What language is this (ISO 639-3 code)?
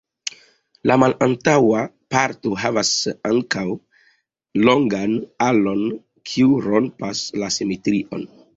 epo